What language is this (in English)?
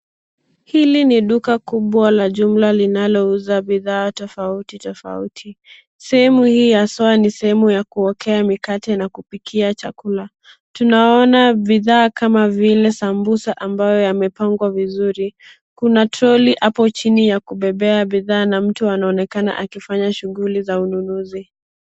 Swahili